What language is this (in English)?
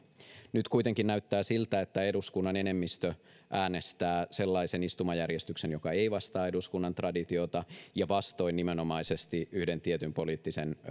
Finnish